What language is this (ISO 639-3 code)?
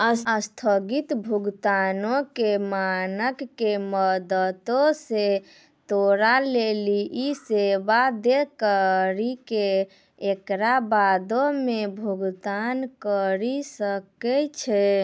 mai